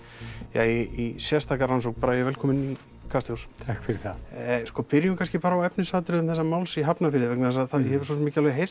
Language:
Icelandic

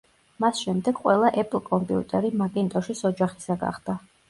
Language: Georgian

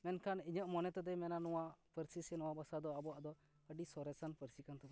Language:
Santali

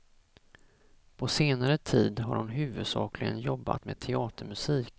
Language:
Swedish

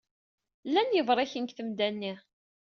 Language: Kabyle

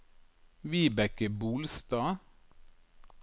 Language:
Norwegian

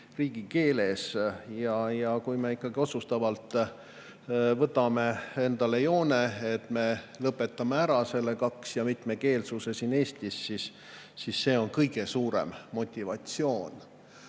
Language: Estonian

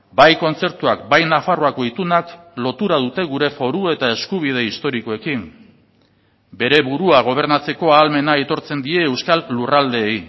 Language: Basque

